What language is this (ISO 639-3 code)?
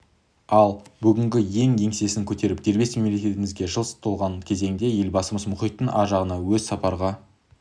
kaz